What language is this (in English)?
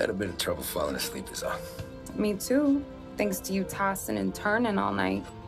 English